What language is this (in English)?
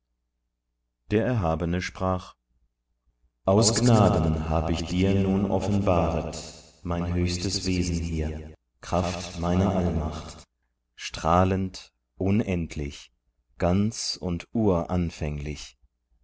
German